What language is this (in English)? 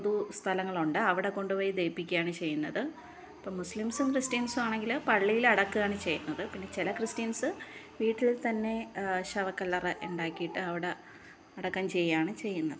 Malayalam